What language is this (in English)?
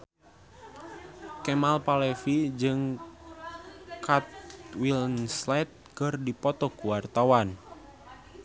Sundanese